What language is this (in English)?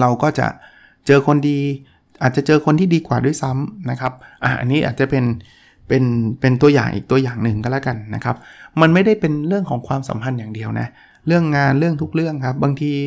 Thai